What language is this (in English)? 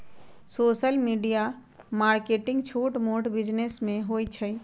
Magahi